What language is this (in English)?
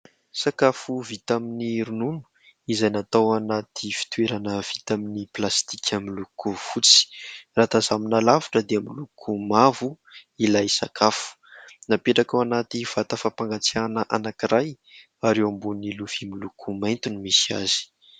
Malagasy